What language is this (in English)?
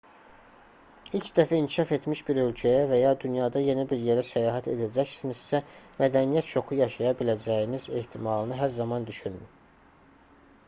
Azerbaijani